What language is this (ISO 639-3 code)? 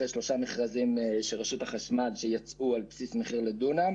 heb